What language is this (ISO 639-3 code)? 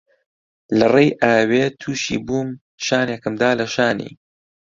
ckb